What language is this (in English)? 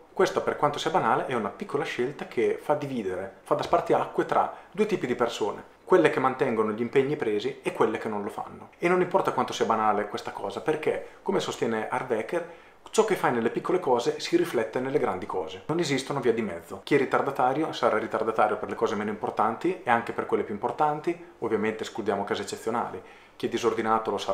Italian